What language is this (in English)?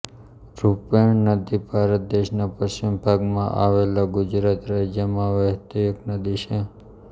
Gujarati